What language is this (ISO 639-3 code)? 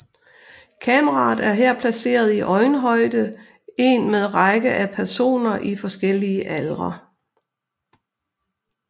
dan